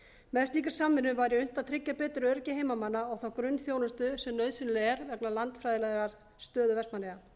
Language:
Icelandic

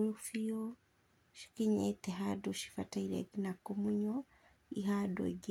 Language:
Kikuyu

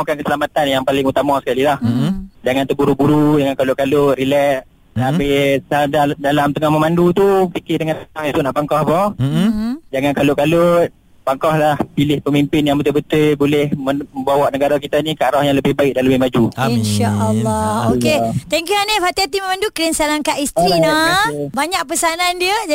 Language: Malay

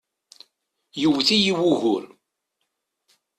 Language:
Kabyle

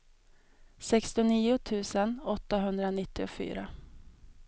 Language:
Swedish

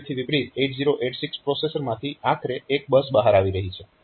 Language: Gujarati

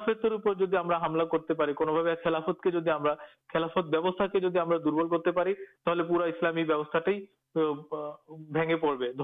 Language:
Urdu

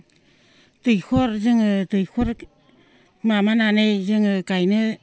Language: Bodo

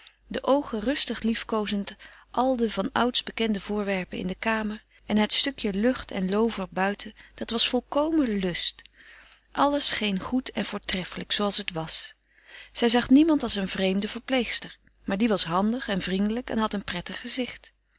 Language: Dutch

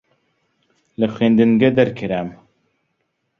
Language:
Central Kurdish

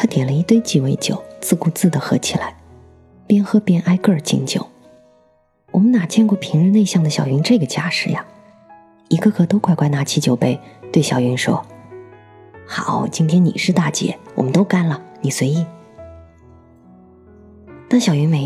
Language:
Chinese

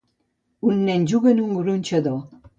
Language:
Catalan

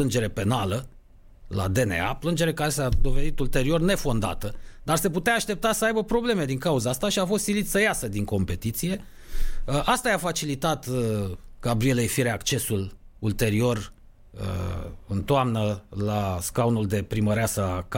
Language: Romanian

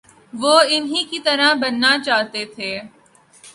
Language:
Urdu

